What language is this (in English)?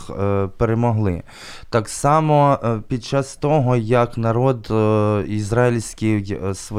Ukrainian